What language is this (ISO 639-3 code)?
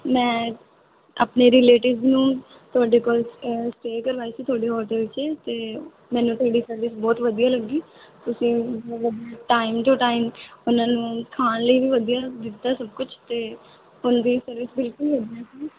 pan